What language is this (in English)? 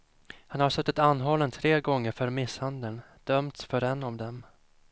Swedish